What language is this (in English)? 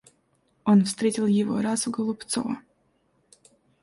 Russian